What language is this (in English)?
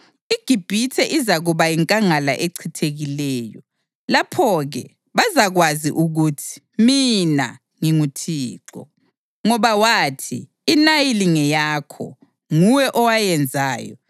North Ndebele